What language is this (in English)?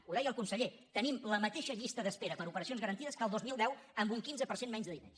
Catalan